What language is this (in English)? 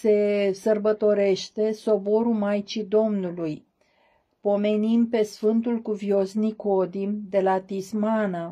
Romanian